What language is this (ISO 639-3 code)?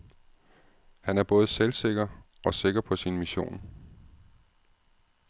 dan